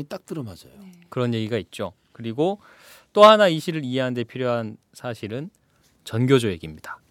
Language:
Korean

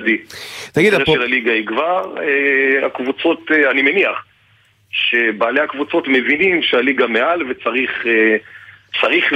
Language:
Hebrew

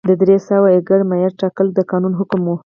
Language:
Pashto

